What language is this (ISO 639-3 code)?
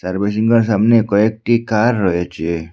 ben